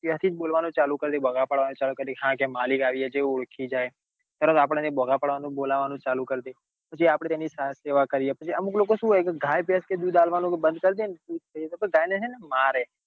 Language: Gujarati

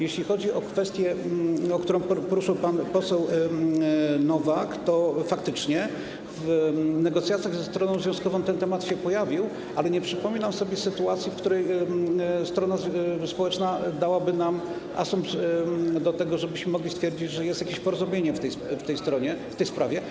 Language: Polish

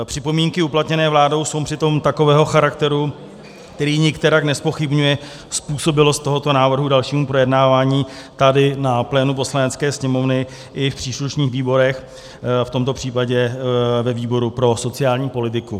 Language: Czech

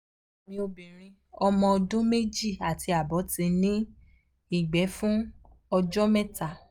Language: Yoruba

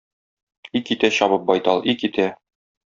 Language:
Tatar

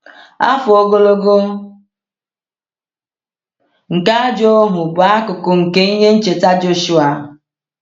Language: Igbo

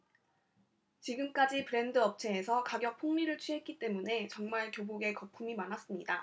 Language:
Korean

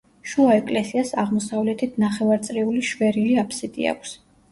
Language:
Georgian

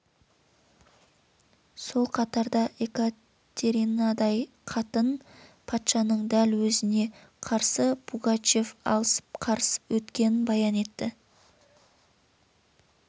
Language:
Kazakh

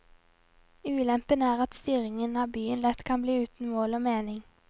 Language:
Norwegian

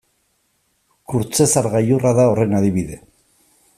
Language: Basque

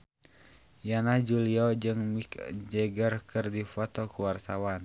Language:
Sundanese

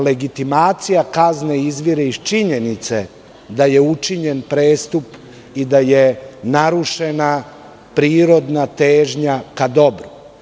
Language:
Serbian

